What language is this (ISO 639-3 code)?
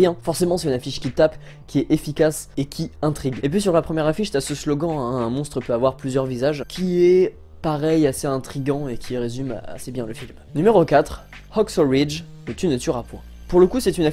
fra